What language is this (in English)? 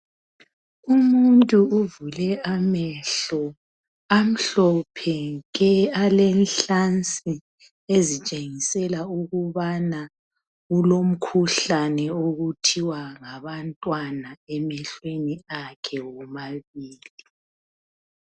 North Ndebele